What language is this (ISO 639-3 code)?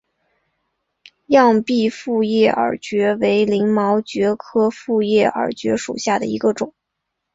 zho